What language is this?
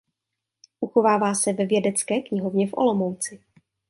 Czech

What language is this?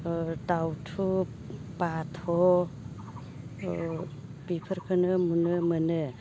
Bodo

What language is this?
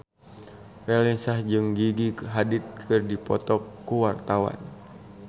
Sundanese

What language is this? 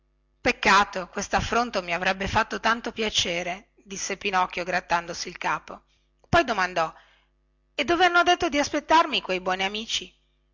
Italian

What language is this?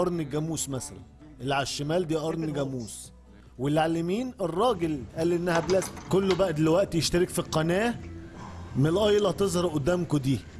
Arabic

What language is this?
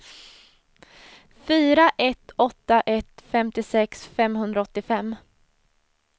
Swedish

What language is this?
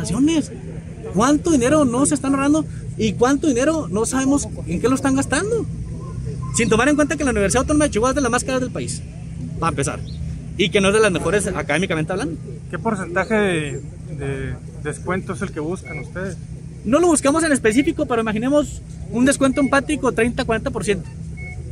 Spanish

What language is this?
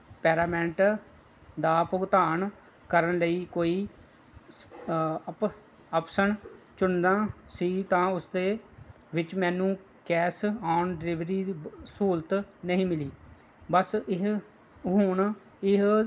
Punjabi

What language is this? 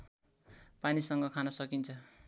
Nepali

